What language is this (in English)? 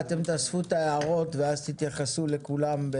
Hebrew